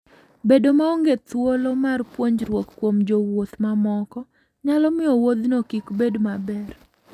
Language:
Luo (Kenya and Tanzania)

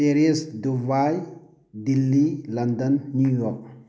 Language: Manipuri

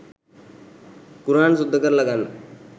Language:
Sinhala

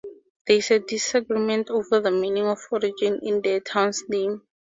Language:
English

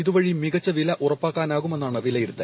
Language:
Malayalam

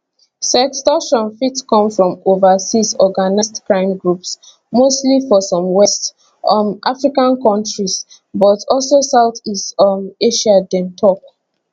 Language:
Nigerian Pidgin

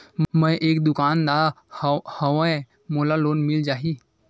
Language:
Chhattisgarhi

